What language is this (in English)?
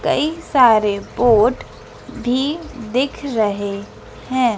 Hindi